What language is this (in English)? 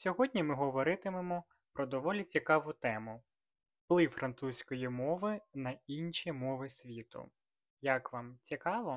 Ukrainian